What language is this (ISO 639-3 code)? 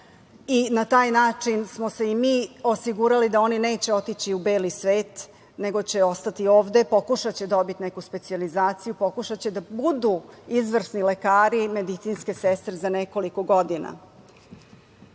srp